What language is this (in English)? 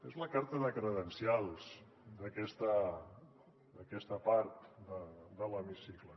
Catalan